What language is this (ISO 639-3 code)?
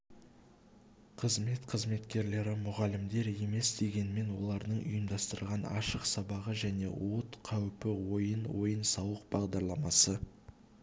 kaz